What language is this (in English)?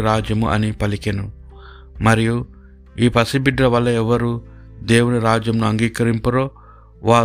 Telugu